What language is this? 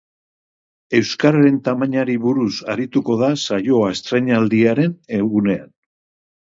Basque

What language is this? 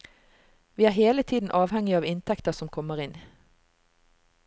Norwegian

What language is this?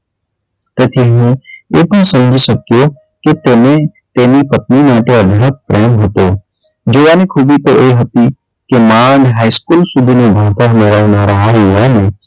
Gujarati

